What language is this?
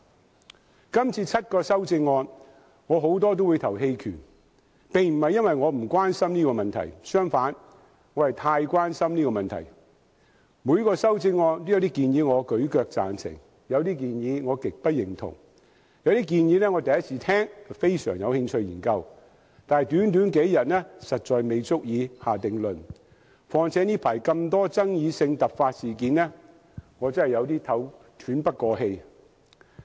Cantonese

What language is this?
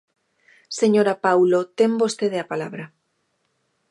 Galician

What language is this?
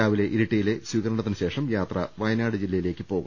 Malayalam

